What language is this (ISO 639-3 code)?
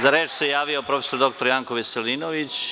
srp